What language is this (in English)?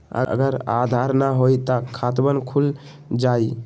Magahi